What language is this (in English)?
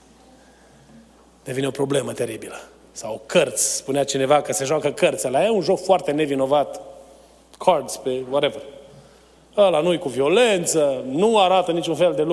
Romanian